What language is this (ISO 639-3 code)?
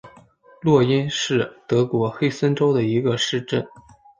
zho